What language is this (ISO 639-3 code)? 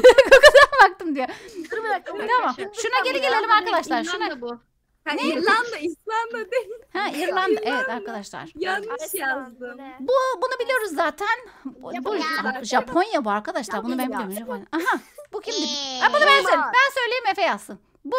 tur